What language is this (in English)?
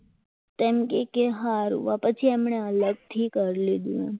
Gujarati